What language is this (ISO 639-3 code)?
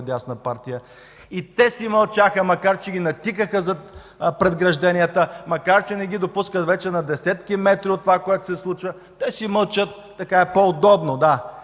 bul